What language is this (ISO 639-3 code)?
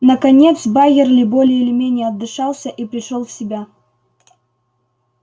rus